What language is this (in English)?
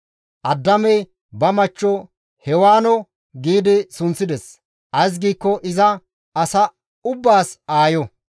Gamo